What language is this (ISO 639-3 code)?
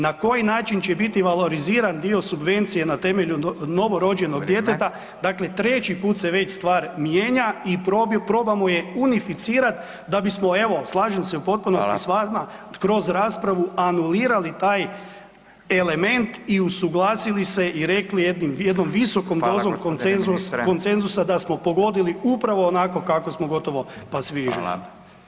hrv